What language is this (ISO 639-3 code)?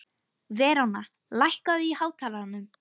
isl